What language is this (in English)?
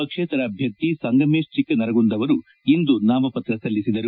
Kannada